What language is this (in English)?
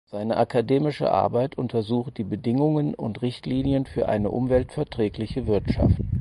German